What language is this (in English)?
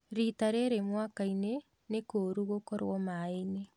Kikuyu